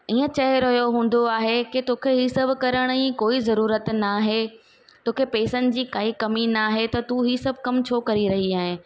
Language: Sindhi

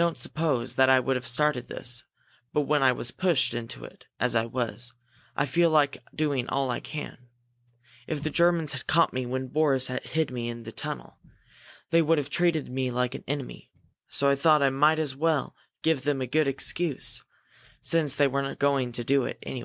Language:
English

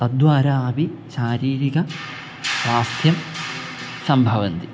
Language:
Sanskrit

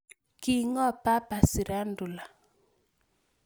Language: Kalenjin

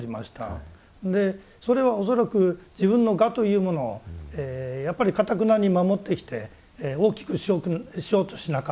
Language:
Japanese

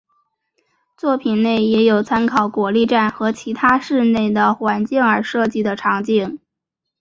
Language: Chinese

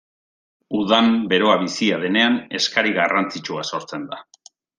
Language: Basque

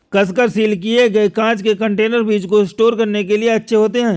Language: Hindi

